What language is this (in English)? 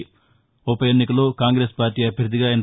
Telugu